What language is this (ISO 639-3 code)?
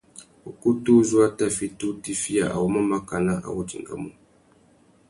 bag